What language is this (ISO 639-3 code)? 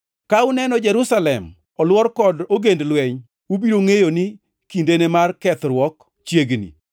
luo